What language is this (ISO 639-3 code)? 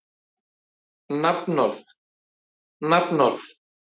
isl